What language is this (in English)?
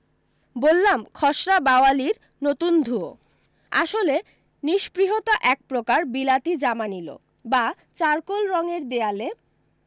Bangla